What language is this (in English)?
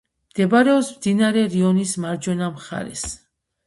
Georgian